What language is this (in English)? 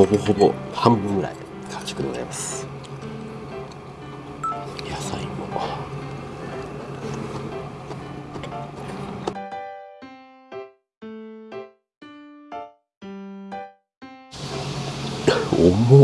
Japanese